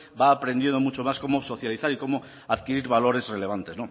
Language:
Spanish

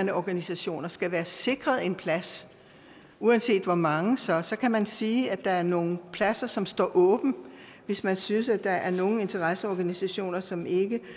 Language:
Danish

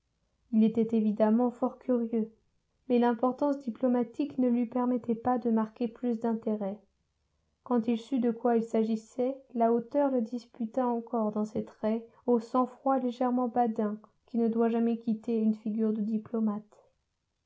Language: French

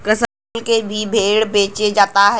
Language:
Bhojpuri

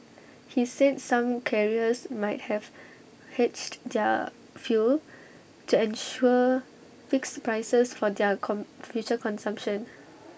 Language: English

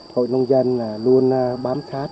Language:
Vietnamese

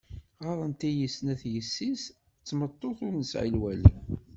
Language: Kabyle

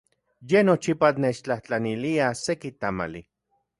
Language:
Central Puebla Nahuatl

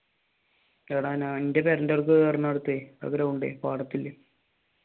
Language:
Malayalam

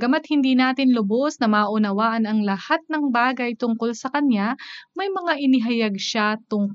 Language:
Filipino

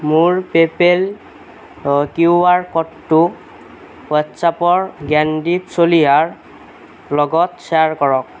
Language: Assamese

